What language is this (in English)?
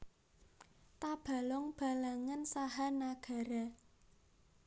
Javanese